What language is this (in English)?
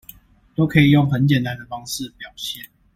Chinese